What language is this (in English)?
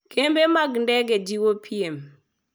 Luo (Kenya and Tanzania)